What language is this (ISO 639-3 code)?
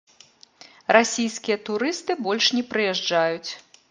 bel